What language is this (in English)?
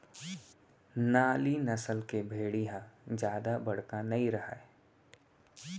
Chhattisgarhi